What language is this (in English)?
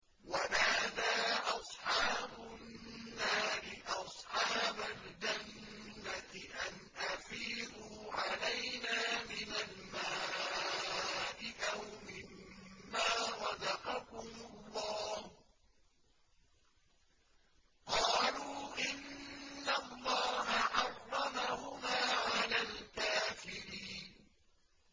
Arabic